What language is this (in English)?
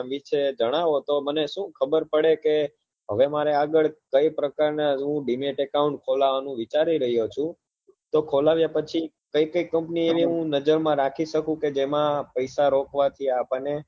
Gujarati